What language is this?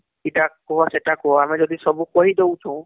Odia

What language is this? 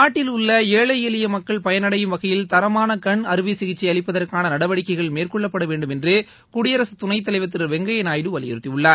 Tamil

